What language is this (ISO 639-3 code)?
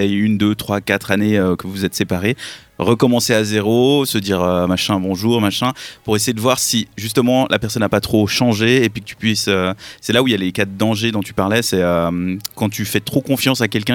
fra